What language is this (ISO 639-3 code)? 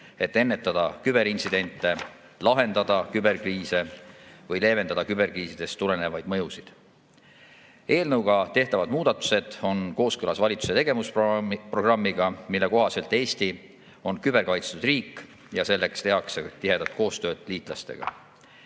est